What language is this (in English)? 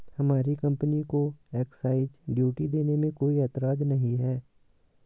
Hindi